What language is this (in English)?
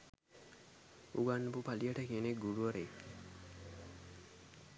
Sinhala